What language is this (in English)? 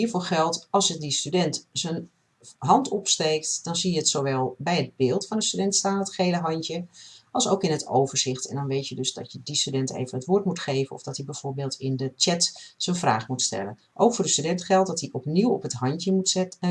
Dutch